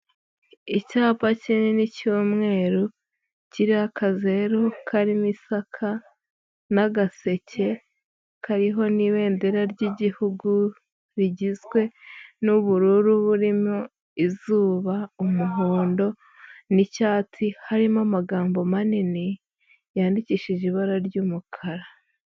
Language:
Kinyarwanda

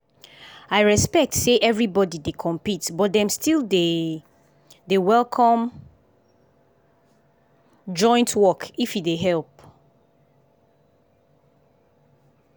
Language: Nigerian Pidgin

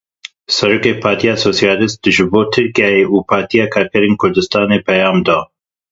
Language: Kurdish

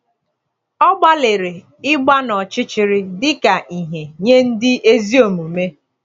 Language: Igbo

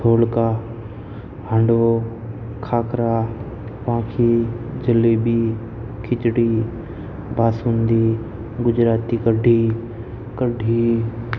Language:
Gujarati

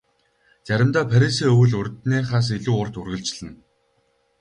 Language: Mongolian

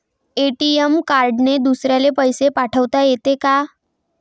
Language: Marathi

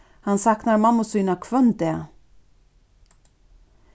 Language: Faroese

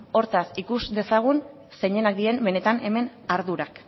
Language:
Basque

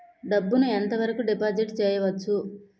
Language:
Telugu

